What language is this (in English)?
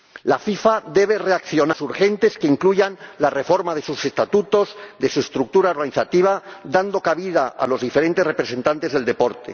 Spanish